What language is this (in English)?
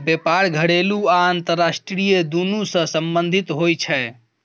Maithili